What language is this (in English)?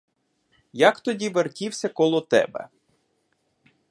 Ukrainian